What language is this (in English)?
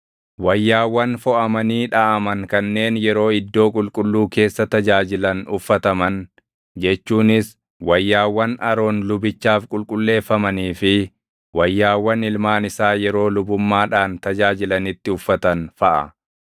Oromo